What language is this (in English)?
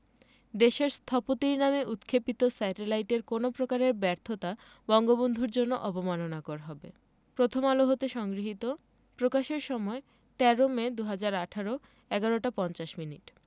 Bangla